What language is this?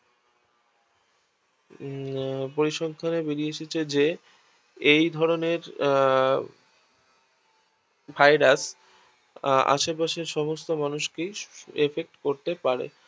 Bangla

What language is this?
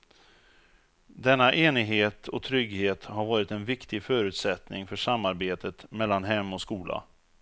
Swedish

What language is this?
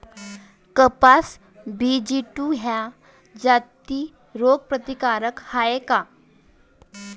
Marathi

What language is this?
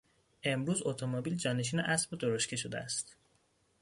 Persian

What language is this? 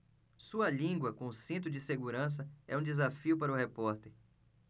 Portuguese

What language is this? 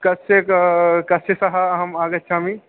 Sanskrit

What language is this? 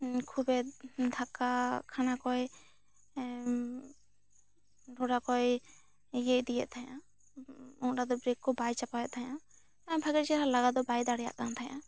Santali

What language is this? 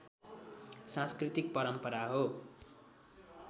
Nepali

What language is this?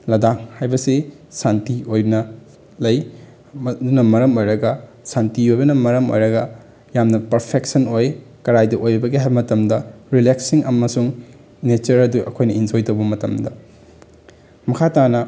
Manipuri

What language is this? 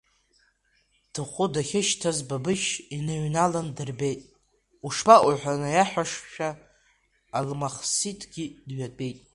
Abkhazian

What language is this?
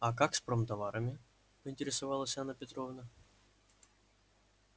Russian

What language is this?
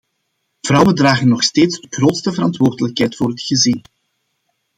Dutch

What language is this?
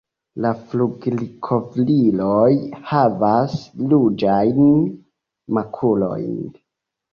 Esperanto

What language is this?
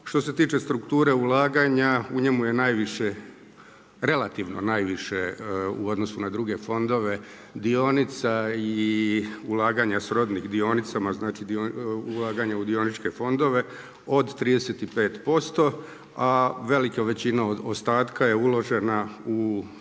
Croatian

